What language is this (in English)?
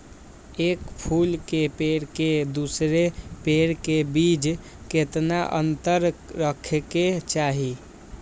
Magahi